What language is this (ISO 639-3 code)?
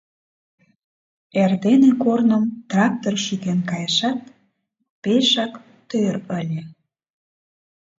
chm